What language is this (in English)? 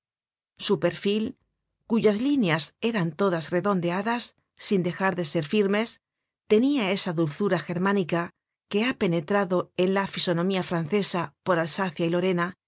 Spanish